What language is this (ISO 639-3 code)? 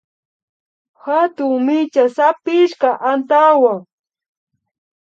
qvi